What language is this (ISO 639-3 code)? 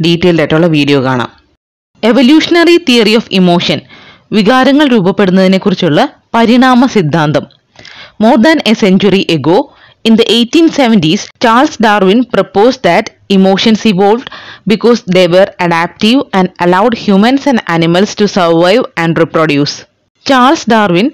mal